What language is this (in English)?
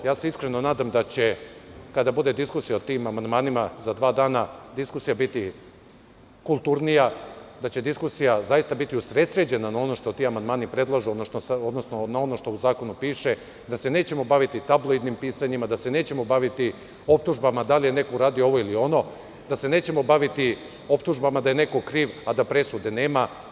Serbian